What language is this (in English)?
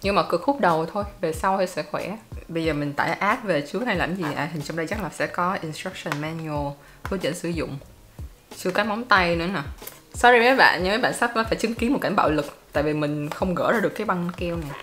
Vietnamese